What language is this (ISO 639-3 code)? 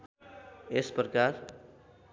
nep